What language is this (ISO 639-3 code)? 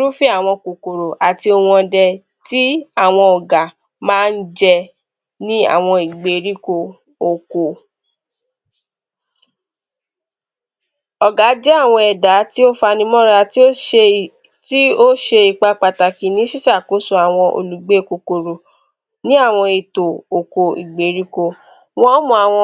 yor